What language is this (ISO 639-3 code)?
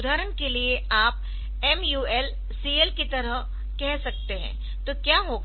hin